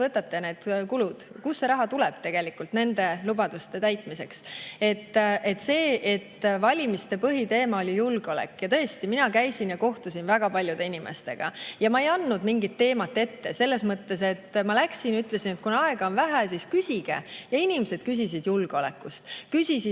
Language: Estonian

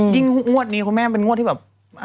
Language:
Thai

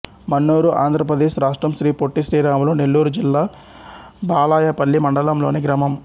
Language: Telugu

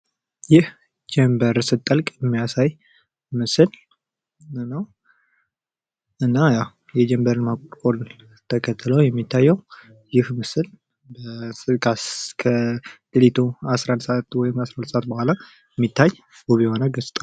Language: Amharic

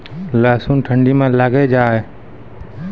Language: Maithili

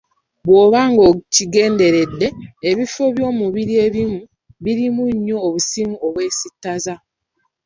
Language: Ganda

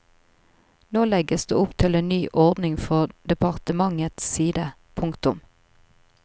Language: Norwegian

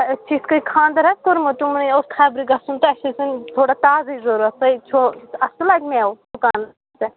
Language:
Kashmiri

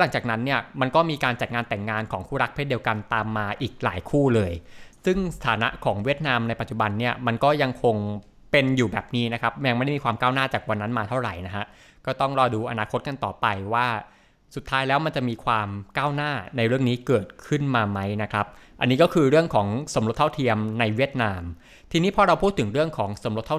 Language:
Thai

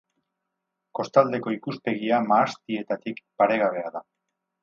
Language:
Basque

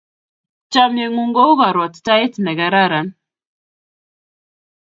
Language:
Kalenjin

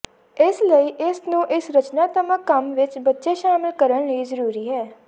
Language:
Punjabi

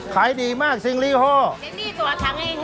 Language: Thai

